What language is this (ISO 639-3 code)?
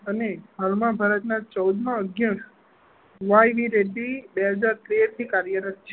guj